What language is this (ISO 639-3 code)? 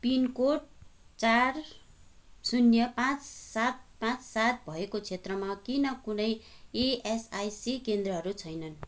nep